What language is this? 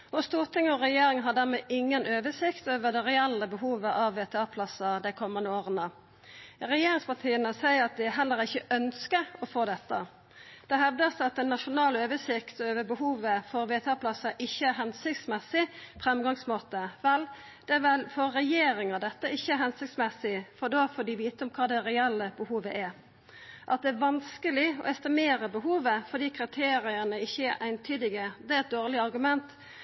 Norwegian Nynorsk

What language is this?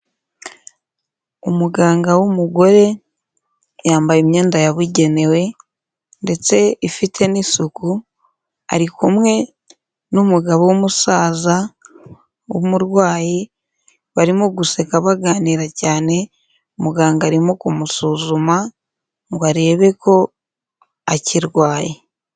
Kinyarwanda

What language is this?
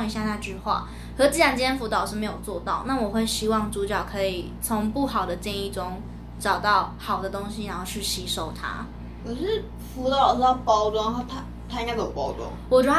Chinese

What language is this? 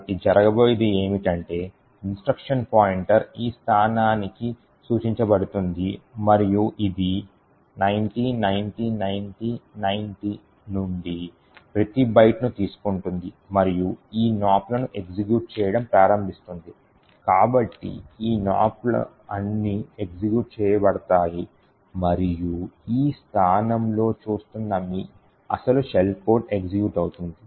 Telugu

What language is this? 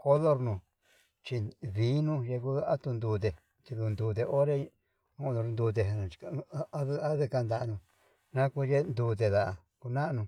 Yutanduchi Mixtec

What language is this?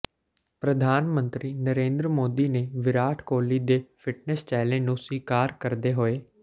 Punjabi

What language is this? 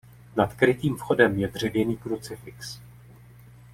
Czech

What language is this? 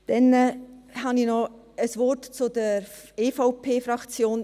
Swiss German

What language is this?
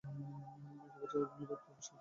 Bangla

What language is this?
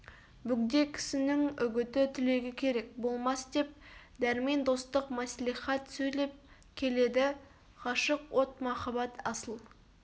Kazakh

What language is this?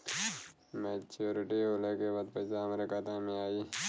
Bhojpuri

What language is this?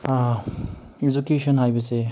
Manipuri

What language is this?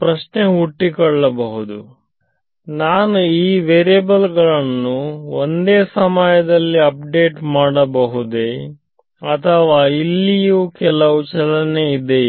Kannada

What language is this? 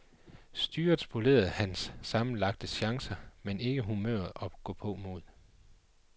Danish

